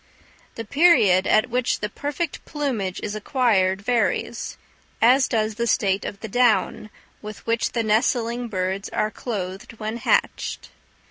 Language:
English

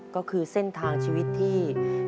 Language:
Thai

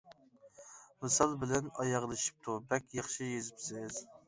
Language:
Uyghur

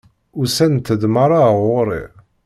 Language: Kabyle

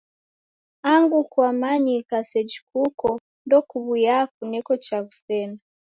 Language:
Taita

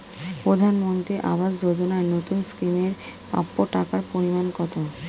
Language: Bangla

